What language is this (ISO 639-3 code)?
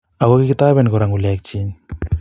kln